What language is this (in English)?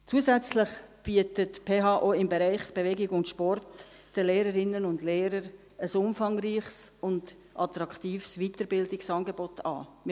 Swiss German